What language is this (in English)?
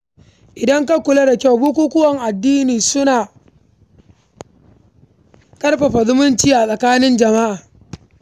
Hausa